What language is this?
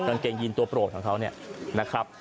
Thai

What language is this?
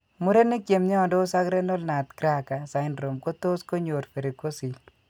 Kalenjin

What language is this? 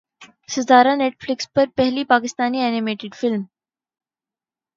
Urdu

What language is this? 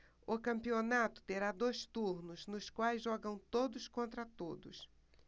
Portuguese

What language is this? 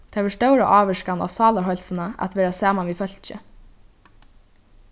Faroese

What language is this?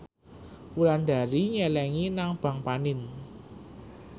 Javanese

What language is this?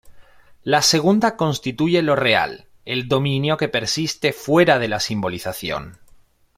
Spanish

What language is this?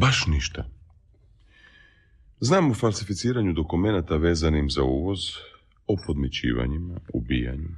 Croatian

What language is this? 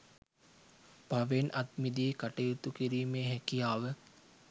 Sinhala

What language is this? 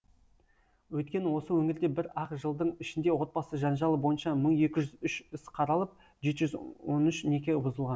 Kazakh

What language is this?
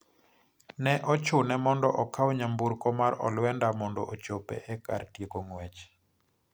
Luo (Kenya and Tanzania)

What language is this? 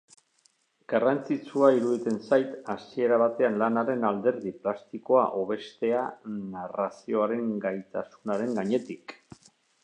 Basque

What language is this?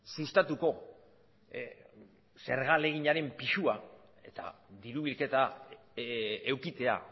Basque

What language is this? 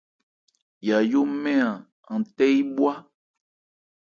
Ebrié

